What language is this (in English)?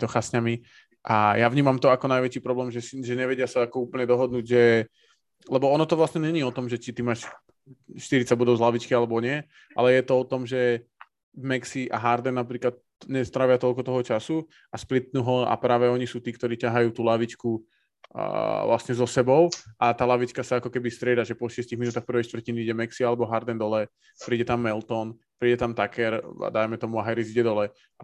Slovak